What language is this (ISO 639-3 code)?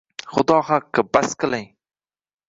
uzb